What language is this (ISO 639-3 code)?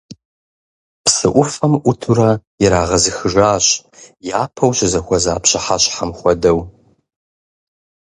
kbd